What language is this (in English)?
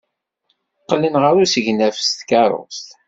Kabyle